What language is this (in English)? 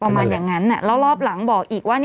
Thai